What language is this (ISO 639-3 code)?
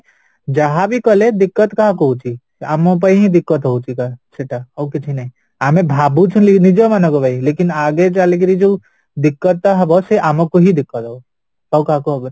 ori